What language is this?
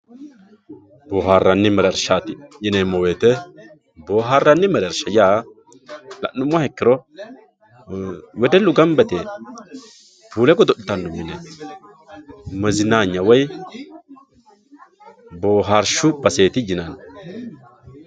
Sidamo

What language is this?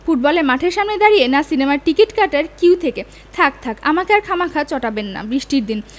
Bangla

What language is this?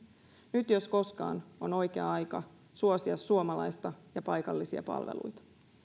Finnish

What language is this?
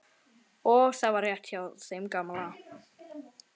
Icelandic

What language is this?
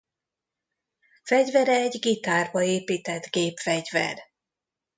Hungarian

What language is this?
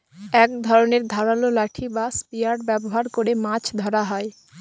Bangla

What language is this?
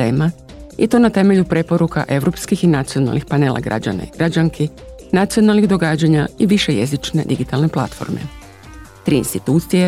Croatian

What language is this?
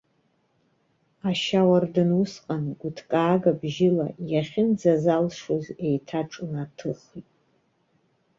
Abkhazian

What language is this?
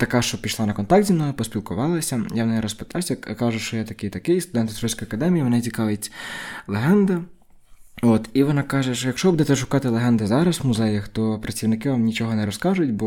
Ukrainian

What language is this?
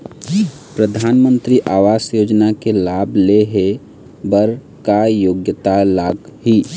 Chhattisgarhi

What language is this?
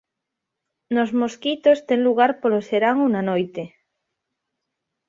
Galician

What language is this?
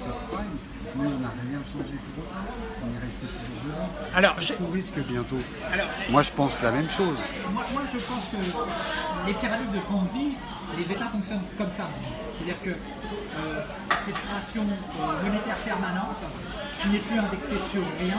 French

